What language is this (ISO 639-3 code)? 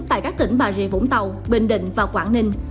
vie